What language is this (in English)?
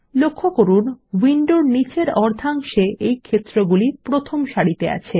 Bangla